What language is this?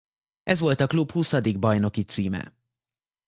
Hungarian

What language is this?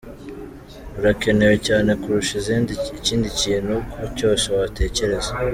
Kinyarwanda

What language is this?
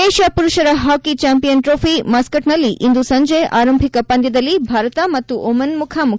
Kannada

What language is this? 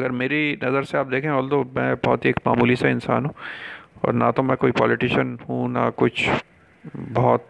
Urdu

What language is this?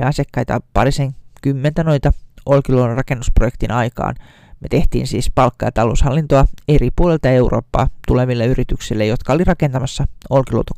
Finnish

